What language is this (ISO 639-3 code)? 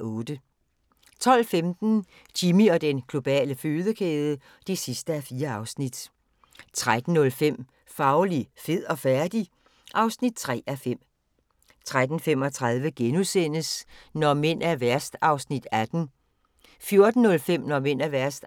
dan